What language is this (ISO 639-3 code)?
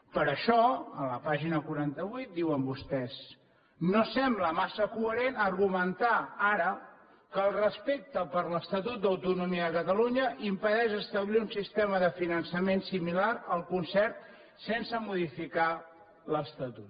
cat